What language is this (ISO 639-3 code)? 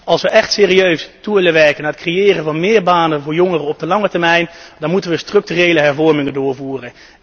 nld